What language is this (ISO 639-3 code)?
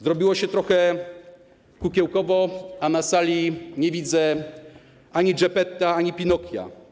pol